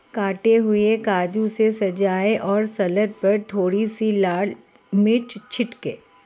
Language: Hindi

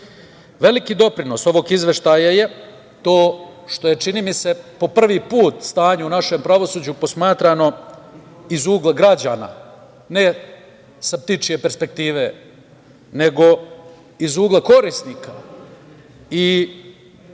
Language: Serbian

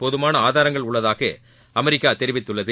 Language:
Tamil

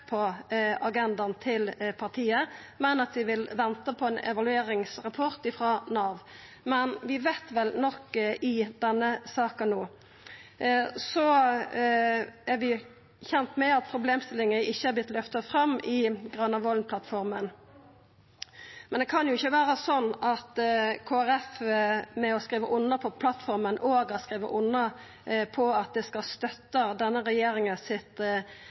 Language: Norwegian Nynorsk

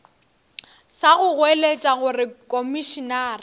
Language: Northern Sotho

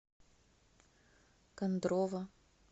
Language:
Russian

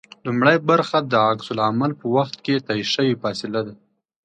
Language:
Pashto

